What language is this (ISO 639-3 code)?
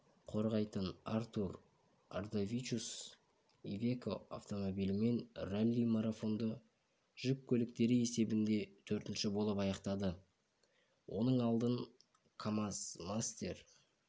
kaz